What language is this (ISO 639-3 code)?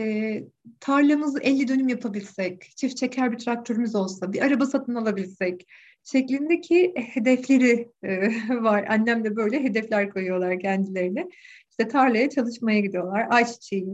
tur